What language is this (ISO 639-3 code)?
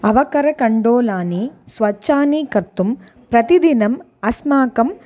san